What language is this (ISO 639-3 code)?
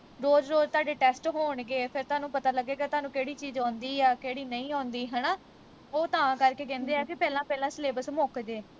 pan